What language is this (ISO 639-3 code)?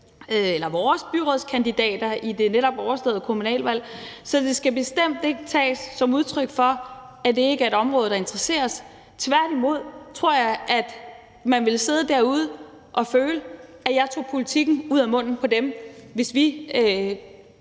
dan